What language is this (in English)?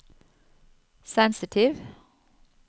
Norwegian